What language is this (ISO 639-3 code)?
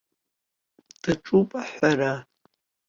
abk